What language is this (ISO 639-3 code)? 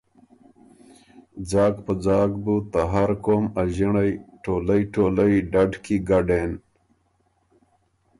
oru